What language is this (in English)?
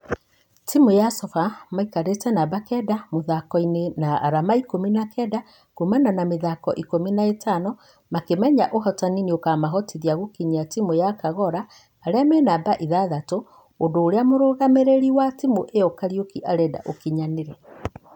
Kikuyu